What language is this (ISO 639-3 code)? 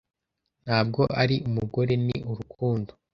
kin